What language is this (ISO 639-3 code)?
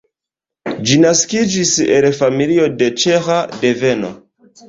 epo